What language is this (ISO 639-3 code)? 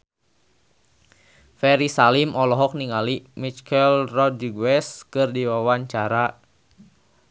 sun